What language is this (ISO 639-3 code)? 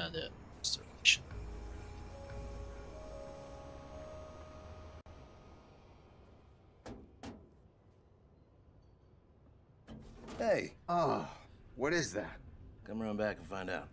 eng